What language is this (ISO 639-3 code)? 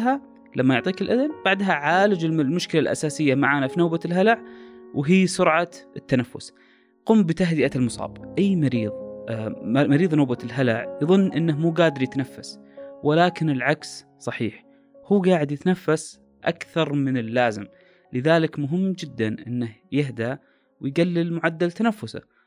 ara